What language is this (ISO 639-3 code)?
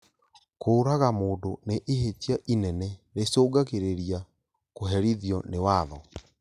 kik